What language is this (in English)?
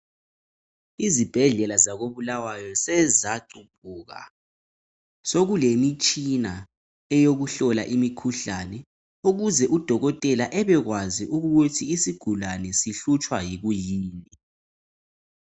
North Ndebele